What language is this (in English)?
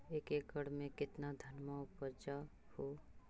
Magahi